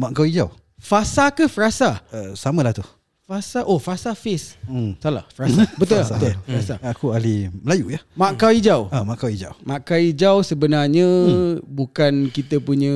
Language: Malay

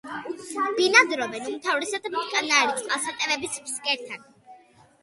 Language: Georgian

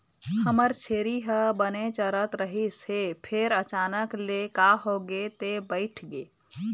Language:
Chhattisgarhi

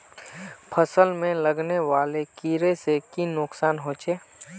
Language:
Magahi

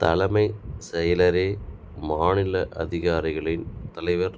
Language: Tamil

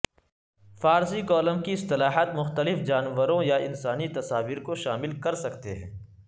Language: Urdu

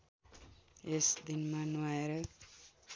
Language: Nepali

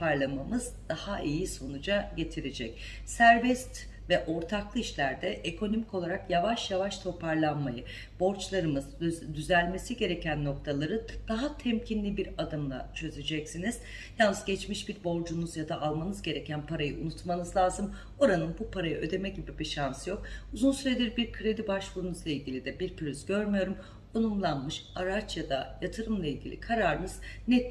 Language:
Turkish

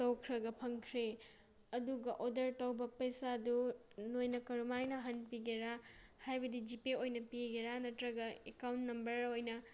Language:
Manipuri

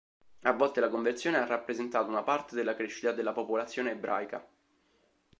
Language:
Italian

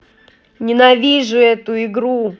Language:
Russian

